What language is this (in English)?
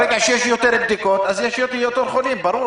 Hebrew